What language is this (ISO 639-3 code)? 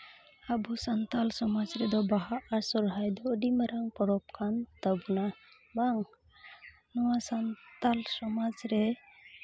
sat